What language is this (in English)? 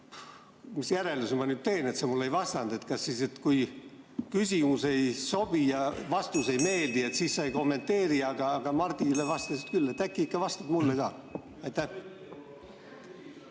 Estonian